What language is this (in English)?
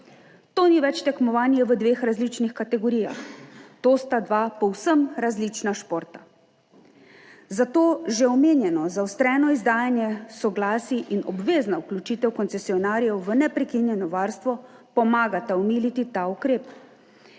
Slovenian